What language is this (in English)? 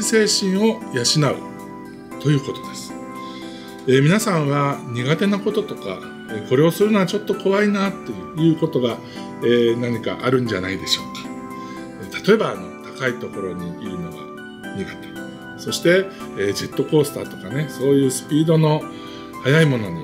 Japanese